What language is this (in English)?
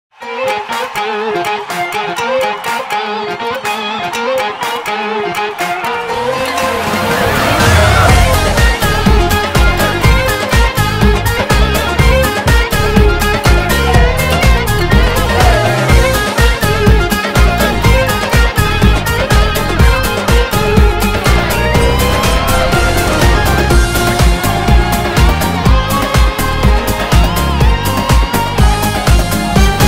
Hungarian